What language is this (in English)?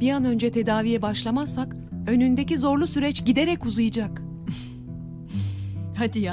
Turkish